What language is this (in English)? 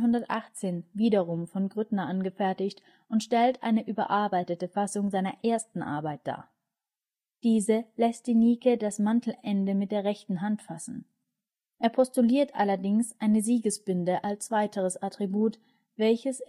German